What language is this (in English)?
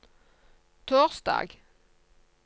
Norwegian